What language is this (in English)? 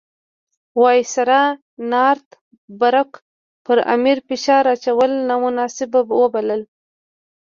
Pashto